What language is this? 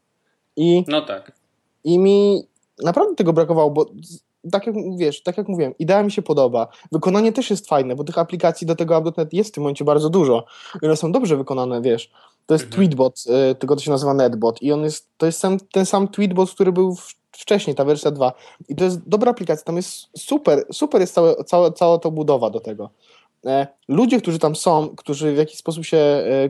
Polish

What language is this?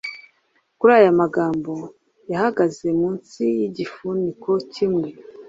Kinyarwanda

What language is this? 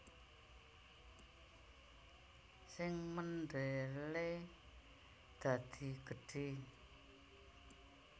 Javanese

